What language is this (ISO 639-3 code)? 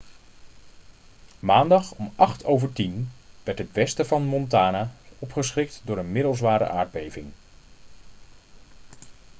nld